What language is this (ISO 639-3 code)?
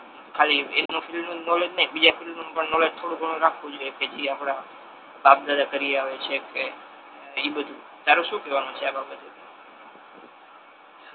guj